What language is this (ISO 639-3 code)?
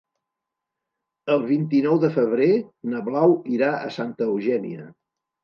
cat